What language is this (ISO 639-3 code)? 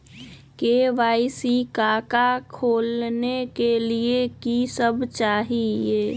mag